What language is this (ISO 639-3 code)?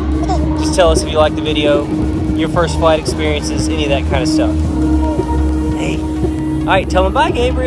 eng